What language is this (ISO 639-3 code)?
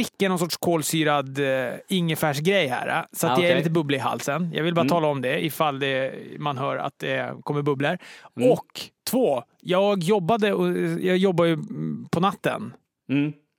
swe